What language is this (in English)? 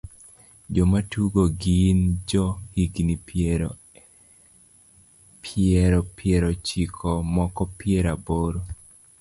Luo (Kenya and Tanzania)